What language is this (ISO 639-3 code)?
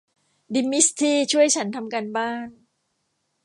tha